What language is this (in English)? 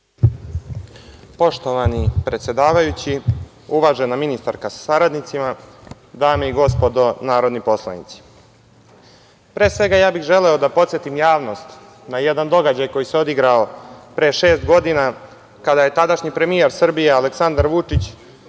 Serbian